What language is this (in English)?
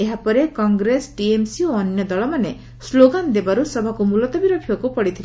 Odia